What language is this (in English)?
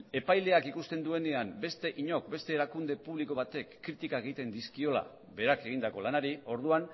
Basque